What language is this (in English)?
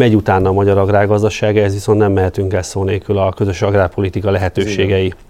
Hungarian